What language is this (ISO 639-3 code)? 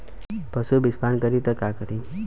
bho